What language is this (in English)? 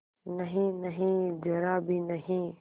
Hindi